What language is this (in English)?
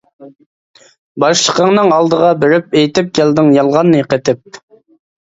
Uyghur